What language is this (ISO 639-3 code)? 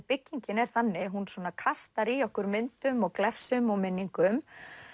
isl